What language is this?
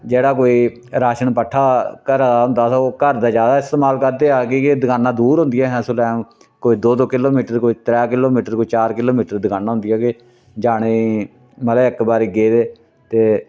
Dogri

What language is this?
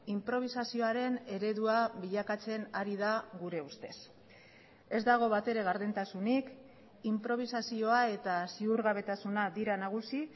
Basque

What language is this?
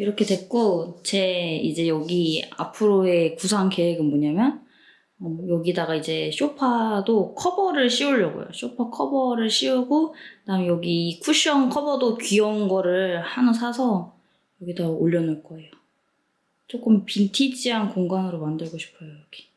Korean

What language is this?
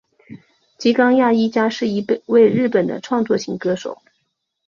Chinese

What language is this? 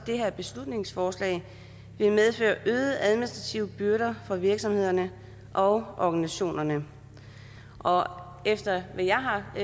Danish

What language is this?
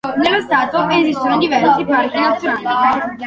Italian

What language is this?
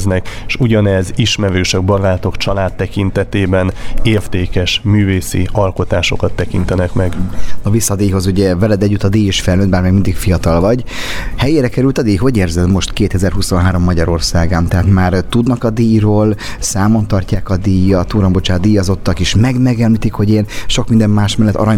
Hungarian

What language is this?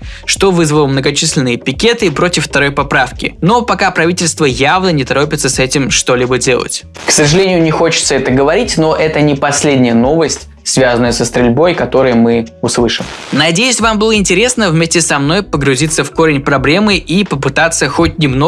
Russian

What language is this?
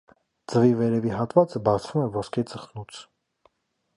Armenian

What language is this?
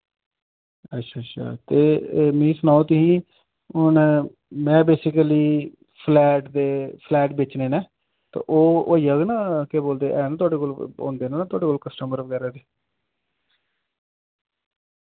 Dogri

